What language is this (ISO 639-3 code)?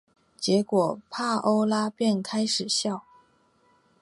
zho